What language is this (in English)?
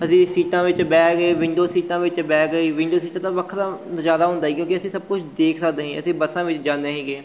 Punjabi